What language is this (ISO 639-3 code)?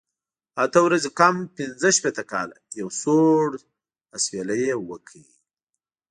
pus